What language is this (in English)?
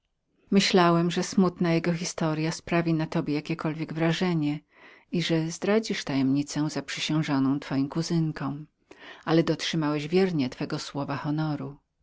Polish